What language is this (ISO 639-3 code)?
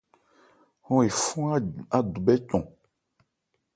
ebr